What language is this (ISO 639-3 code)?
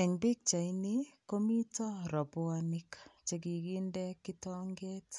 kln